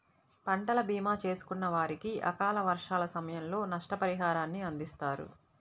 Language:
Telugu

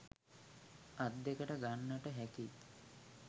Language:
Sinhala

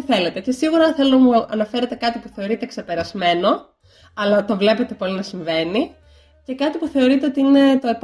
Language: Greek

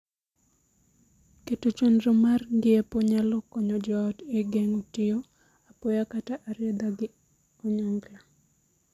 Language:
Luo (Kenya and Tanzania)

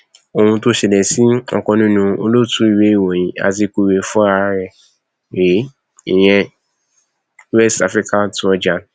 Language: Yoruba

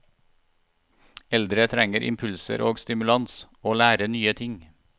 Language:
Norwegian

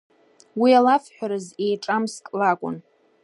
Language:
Abkhazian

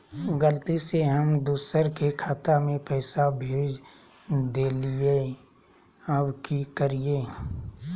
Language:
Magahi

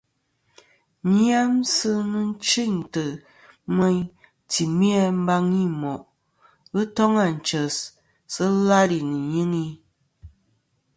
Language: Kom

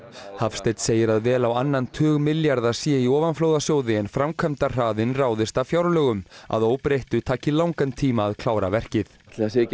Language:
Icelandic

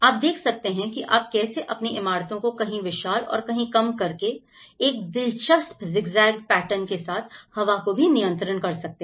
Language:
Hindi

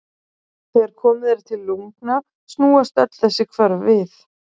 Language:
Icelandic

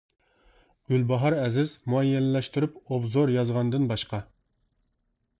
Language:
Uyghur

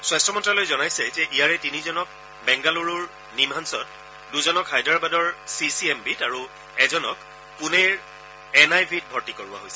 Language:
Assamese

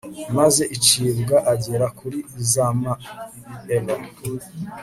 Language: Kinyarwanda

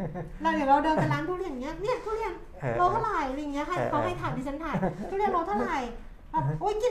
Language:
Thai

